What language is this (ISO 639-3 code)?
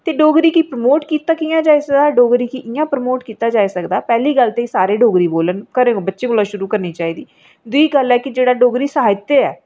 doi